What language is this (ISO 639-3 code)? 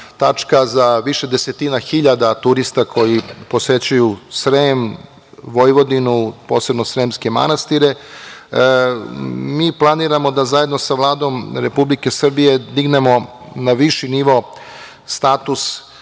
srp